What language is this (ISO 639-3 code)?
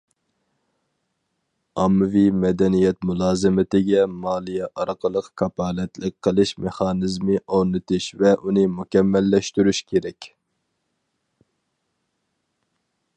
uig